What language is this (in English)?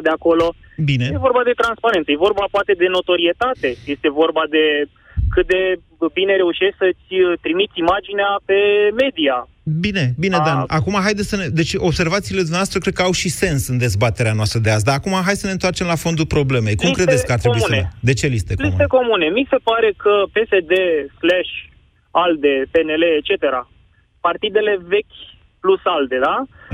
Romanian